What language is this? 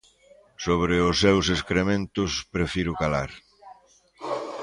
Galician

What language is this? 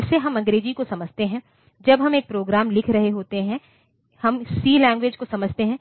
Hindi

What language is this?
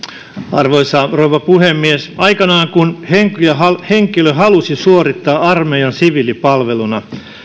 Finnish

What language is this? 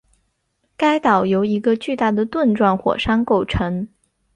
Chinese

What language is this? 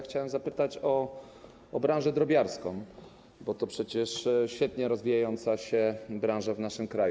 Polish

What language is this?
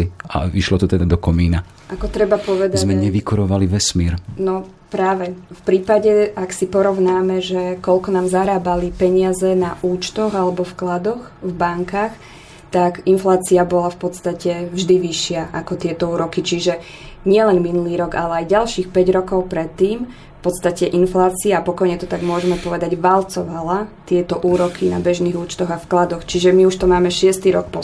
Slovak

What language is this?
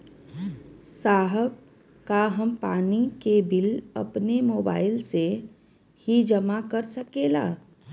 Bhojpuri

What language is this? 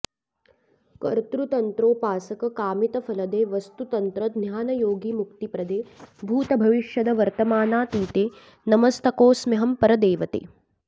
Sanskrit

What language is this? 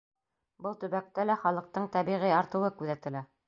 Bashkir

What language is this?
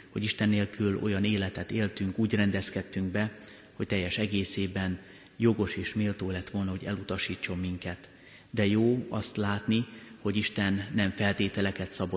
Hungarian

